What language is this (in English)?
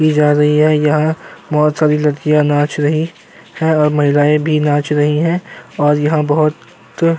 Hindi